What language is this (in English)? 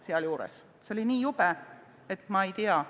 Estonian